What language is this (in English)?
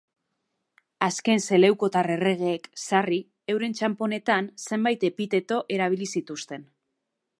Basque